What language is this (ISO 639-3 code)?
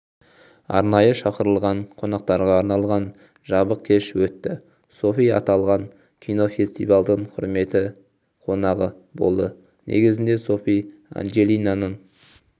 kaz